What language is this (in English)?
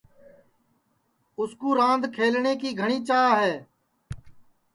Sansi